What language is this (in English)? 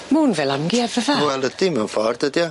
Welsh